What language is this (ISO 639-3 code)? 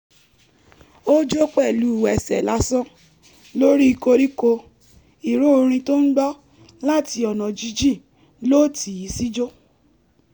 yor